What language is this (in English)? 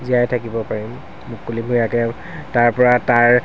Assamese